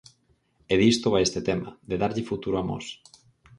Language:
Galician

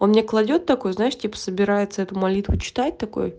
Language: Russian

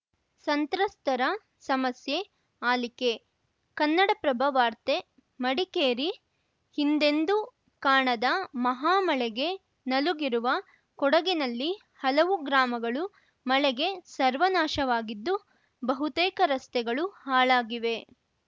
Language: Kannada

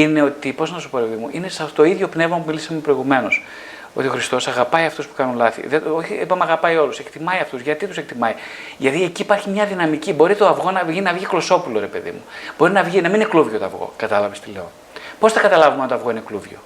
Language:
Greek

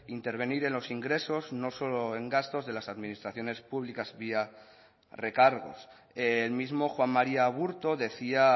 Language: Spanish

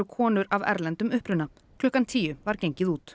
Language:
Icelandic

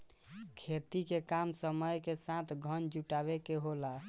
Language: Bhojpuri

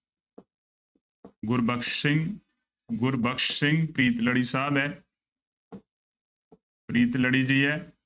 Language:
Punjabi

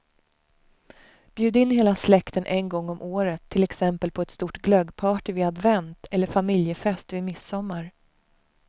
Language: Swedish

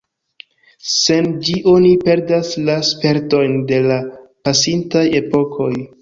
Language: Esperanto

